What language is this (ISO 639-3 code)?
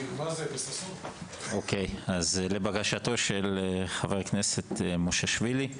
heb